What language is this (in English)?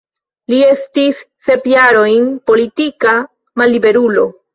Esperanto